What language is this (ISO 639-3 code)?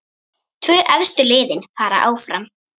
isl